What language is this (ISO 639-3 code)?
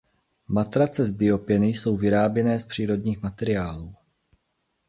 ces